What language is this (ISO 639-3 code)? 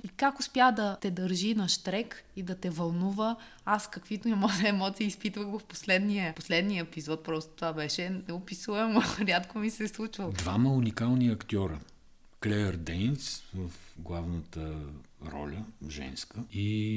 bul